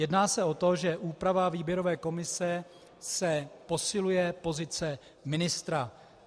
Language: Czech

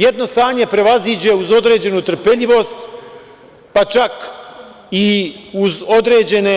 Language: Serbian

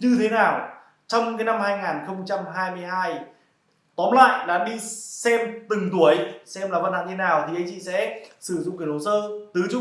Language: Vietnamese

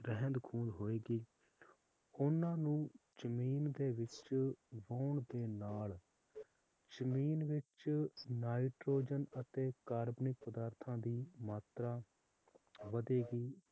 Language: Punjabi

